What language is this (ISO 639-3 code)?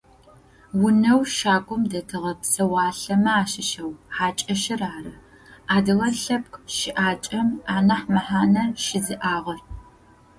ady